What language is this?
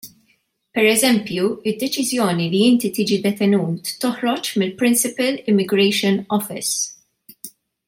Maltese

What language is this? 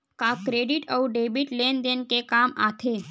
Chhattisgarhi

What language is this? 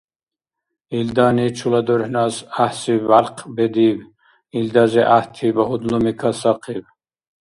Dargwa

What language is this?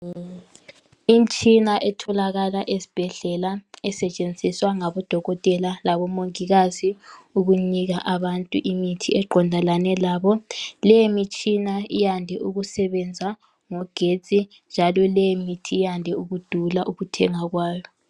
North Ndebele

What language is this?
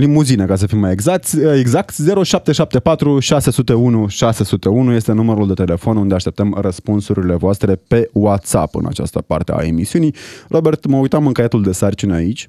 Romanian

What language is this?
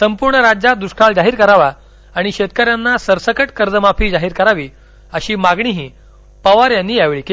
Marathi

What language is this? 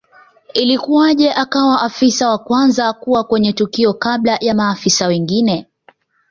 Swahili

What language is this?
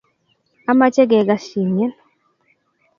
Kalenjin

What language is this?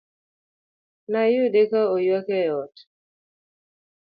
Luo (Kenya and Tanzania)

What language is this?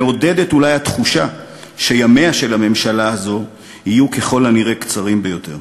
Hebrew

